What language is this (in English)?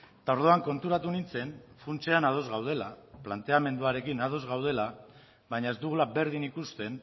Basque